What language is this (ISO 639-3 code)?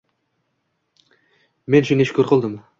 uzb